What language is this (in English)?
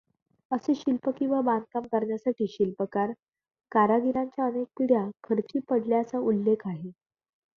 Marathi